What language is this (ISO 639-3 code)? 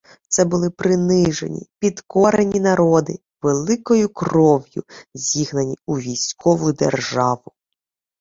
ukr